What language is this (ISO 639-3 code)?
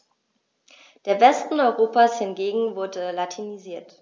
deu